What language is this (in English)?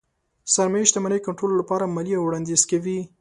Pashto